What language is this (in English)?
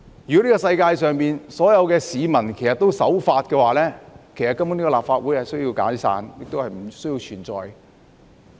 Cantonese